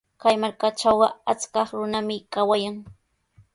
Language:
Sihuas Ancash Quechua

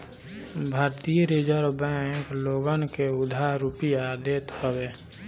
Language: Bhojpuri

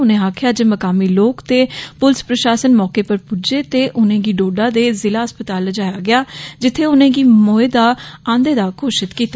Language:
Dogri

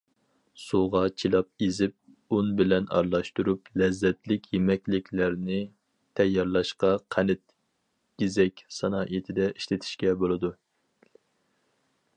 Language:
Uyghur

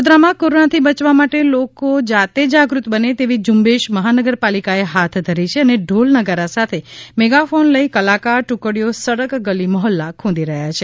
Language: Gujarati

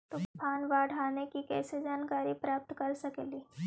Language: Magahi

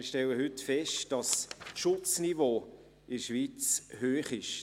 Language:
Swiss German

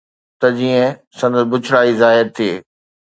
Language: Sindhi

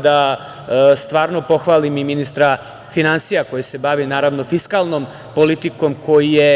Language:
Serbian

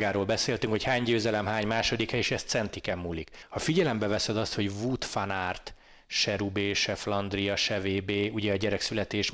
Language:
Hungarian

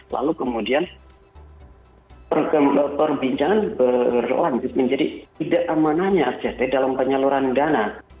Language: Indonesian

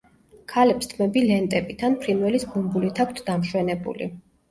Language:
Georgian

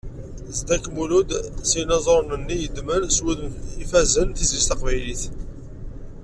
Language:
Kabyle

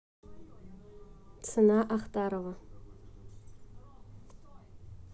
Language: Russian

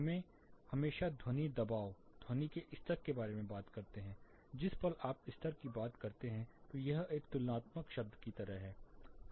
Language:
Hindi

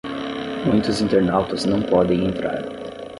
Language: Portuguese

